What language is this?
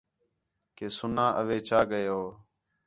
Khetrani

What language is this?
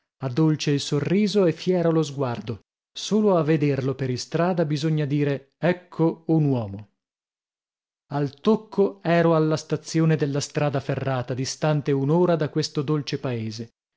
Italian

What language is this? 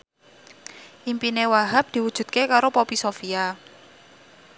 Javanese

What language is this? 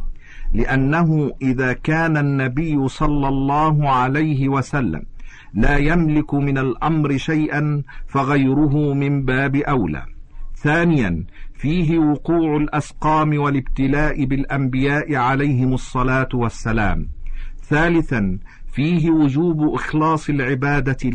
Arabic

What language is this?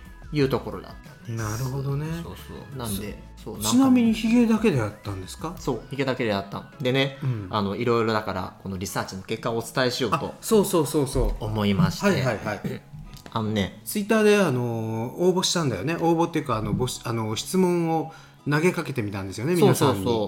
Japanese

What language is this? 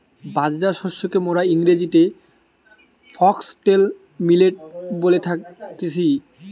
Bangla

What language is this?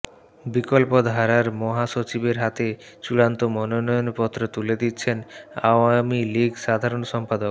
Bangla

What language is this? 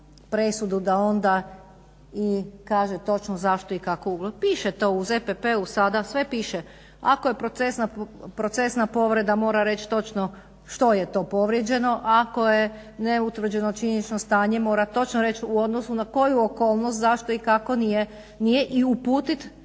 Croatian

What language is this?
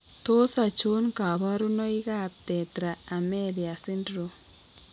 Kalenjin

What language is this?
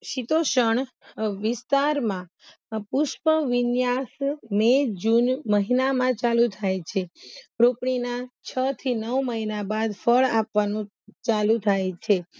Gujarati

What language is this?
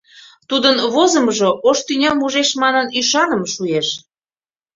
Mari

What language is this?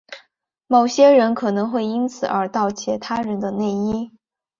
Chinese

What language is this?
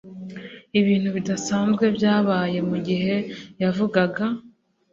Kinyarwanda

